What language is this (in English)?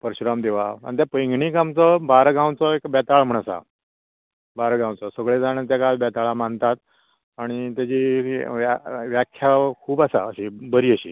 Konkani